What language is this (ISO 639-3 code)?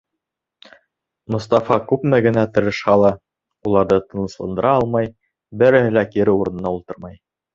bak